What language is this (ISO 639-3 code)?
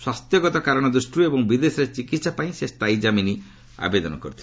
ori